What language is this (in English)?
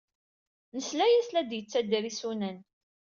Kabyle